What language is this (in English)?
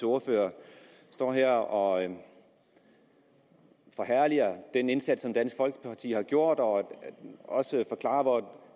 Danish